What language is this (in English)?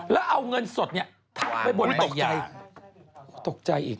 Thai